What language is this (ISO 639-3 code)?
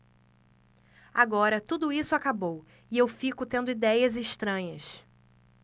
por